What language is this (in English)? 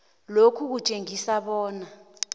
South Ndebele